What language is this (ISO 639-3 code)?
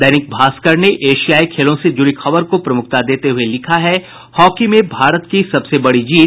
hin